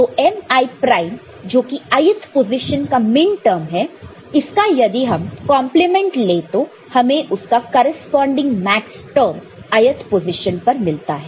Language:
Hindi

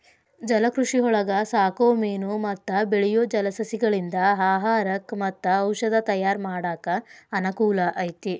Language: Kannada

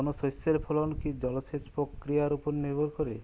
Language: Bangla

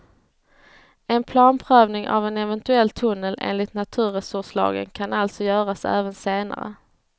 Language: Swedish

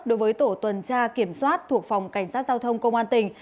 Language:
Vietnamese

